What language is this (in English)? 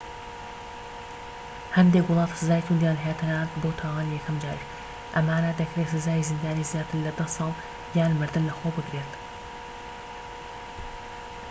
Central Kurdish